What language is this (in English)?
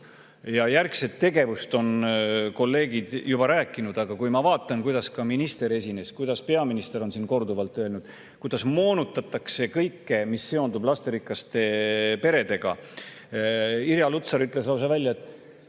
Estonian